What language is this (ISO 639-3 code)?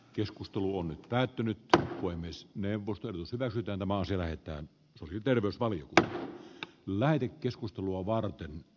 fin